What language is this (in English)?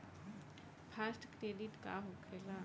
Bhojpuri